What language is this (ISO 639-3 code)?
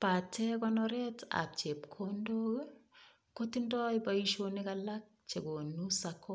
kln